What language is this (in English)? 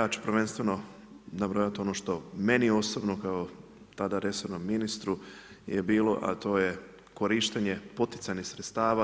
Croatian